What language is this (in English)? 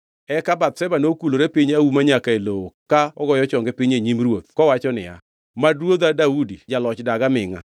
Luo (Kenya and Tanzania)